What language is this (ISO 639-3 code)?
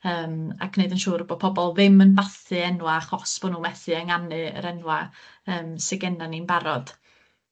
cym